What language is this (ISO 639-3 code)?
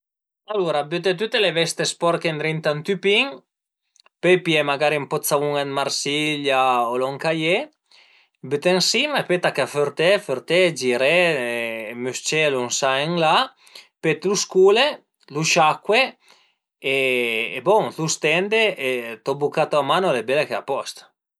pms